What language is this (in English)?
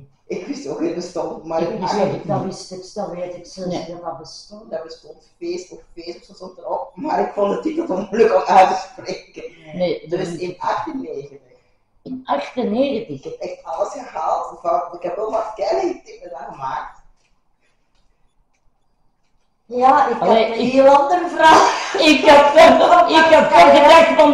Dutch